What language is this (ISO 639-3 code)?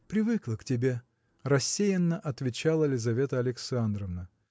rus